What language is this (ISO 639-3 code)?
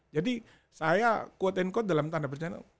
ind